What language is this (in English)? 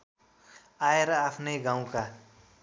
Nepali